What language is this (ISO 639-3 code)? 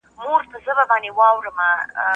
pus